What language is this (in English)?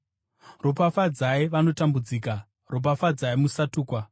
Shona